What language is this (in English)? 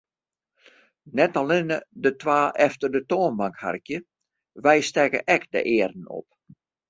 Western Frisian